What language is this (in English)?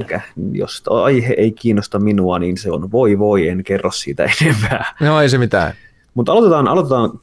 Finnish